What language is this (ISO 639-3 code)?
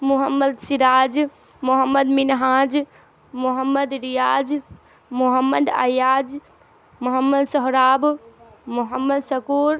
urd